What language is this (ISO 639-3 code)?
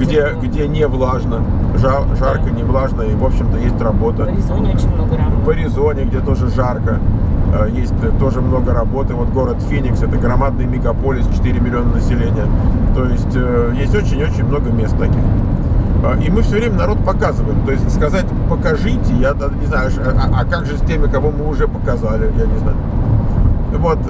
rus